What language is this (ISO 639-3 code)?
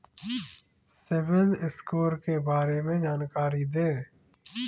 hin